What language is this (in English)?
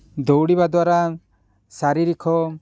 Odia